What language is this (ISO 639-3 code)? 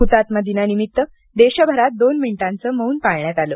mar